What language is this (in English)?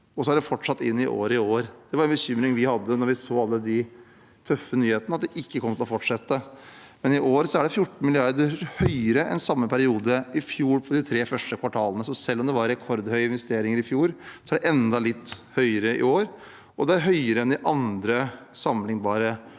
Norwegian